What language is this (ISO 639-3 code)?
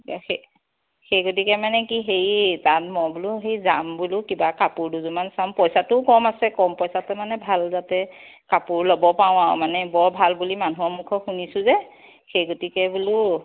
asm